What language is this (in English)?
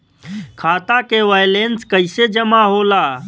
Bhojpuri